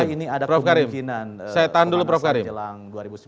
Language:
Indonesian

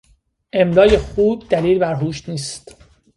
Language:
Persian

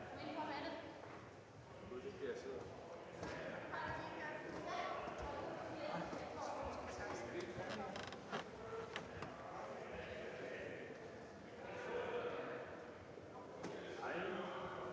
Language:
Danish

